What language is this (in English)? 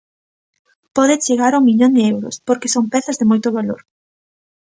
Galician